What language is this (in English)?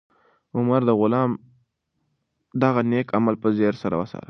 Pashto